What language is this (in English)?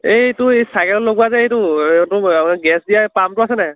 Assamese